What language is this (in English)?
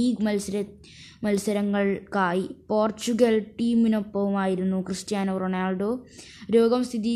Malayalam